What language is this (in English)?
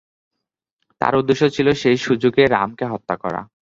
Bangla